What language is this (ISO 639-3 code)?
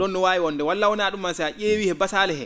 ful